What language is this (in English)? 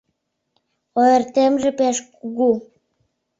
Mari